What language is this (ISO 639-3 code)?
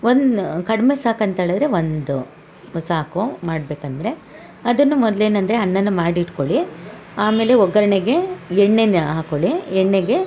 kan